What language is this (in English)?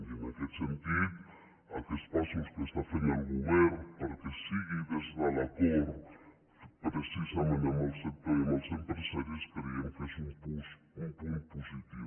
Catalan